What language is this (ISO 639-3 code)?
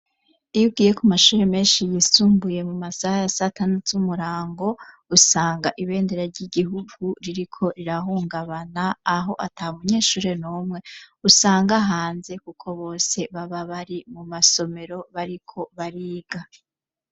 run